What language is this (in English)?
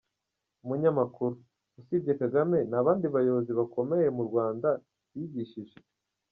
Kinyarwanda